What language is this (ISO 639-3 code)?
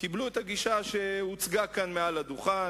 heb